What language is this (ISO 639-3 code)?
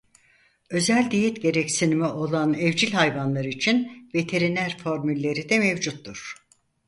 tur